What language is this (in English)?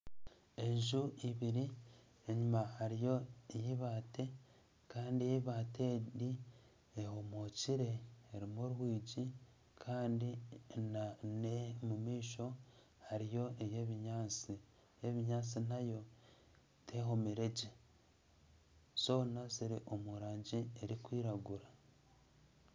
Nyankole